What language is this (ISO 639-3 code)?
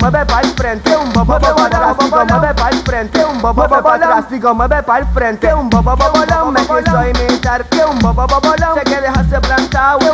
ron